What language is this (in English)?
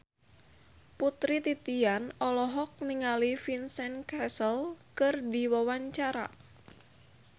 Sundanese